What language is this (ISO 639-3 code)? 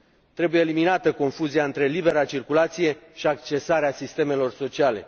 ron